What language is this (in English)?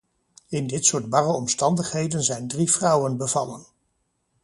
Dutch